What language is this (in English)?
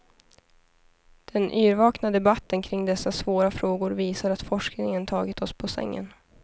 Swedish